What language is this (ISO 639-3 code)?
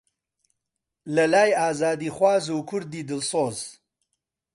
ckb